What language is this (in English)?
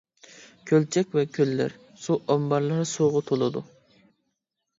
Uyghur